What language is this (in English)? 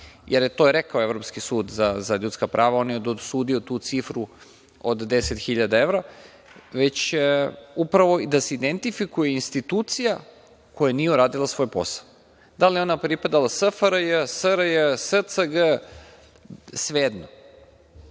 Serbian